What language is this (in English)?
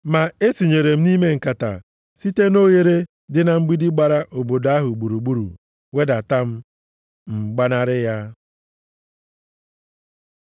Igbo